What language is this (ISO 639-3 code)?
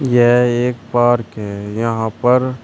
hin